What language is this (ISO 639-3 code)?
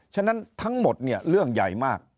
tha